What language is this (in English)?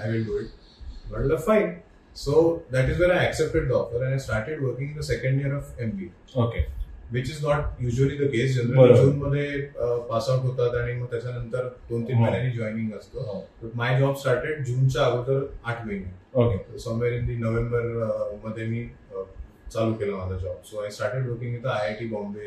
Marathi